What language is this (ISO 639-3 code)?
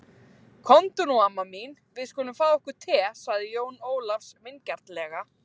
isl